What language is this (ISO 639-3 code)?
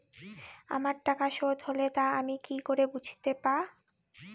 ben